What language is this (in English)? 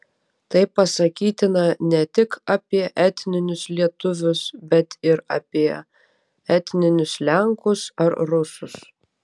Lithuanian